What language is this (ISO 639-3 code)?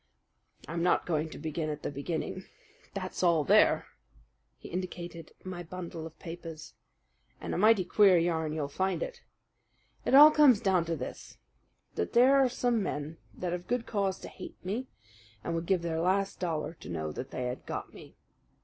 eng